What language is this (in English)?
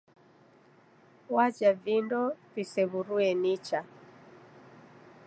Taita